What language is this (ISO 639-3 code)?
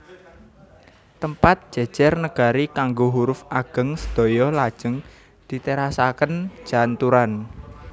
jav